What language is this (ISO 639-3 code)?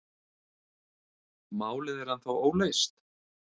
isl